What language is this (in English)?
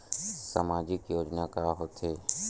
Chhattisgarhi